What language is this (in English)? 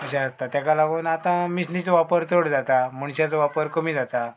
Konkani